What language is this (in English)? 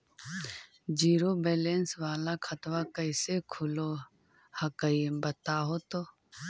Magahi